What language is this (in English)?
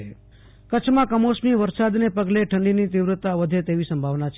Gujarati